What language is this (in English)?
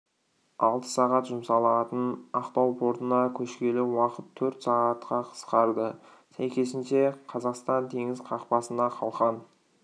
Kazakh